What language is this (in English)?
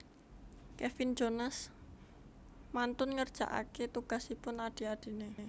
Javanese